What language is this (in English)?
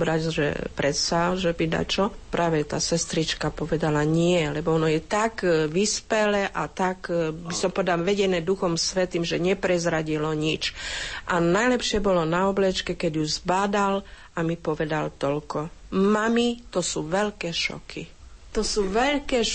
Slovak